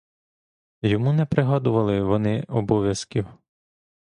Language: Ukrainian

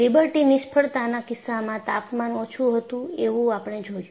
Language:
Gujarati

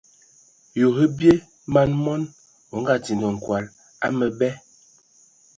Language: Ewondo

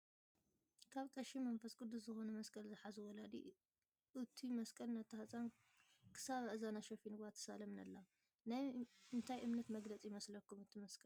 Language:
Tigrinya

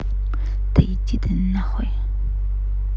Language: Russian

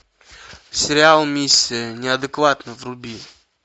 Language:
Russian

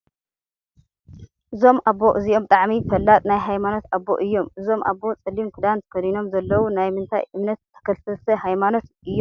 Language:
Tigrinya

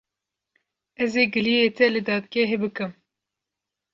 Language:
Kurdish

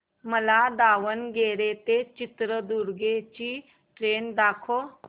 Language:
Marathi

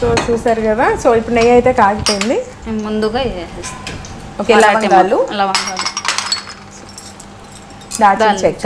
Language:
Telugu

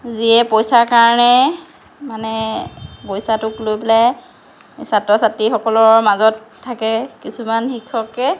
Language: Assamese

